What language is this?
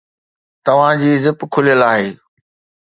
Sindhi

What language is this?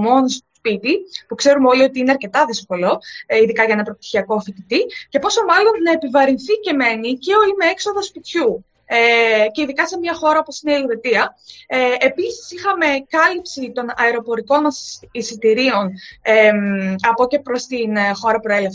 Greek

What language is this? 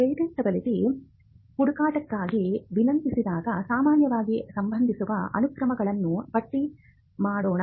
Kannada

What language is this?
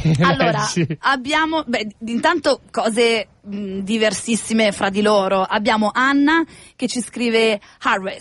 Italian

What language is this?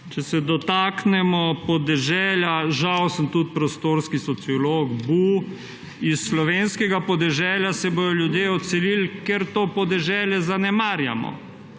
Slovenian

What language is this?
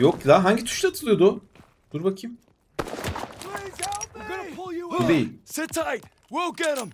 Turkish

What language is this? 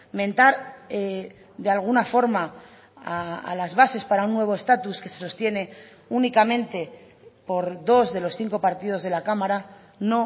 Spanish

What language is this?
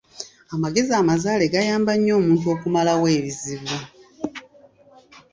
Ganda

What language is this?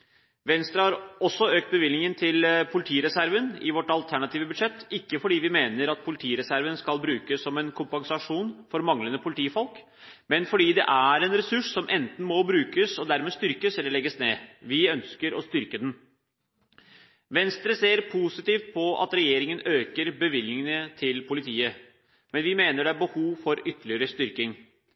Norwegian Bokmål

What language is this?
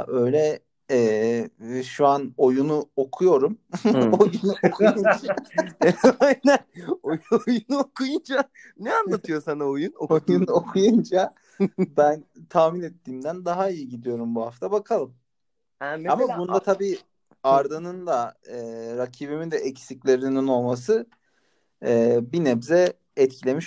Turkish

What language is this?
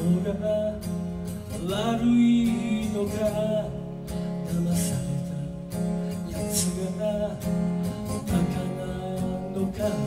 Japanese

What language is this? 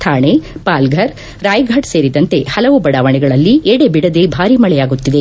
Kannada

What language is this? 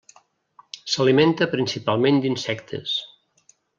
Catalan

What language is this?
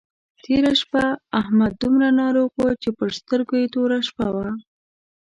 Pashto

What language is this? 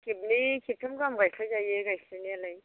Bodo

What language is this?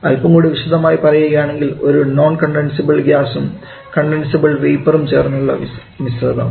Malayalam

